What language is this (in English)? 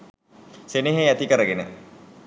Sinhala